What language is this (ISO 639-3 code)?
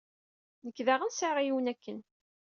kab